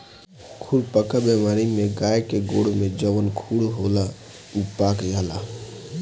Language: Bhojpuri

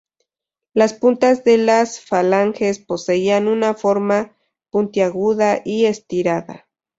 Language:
Spanish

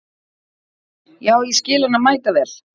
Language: Icelandic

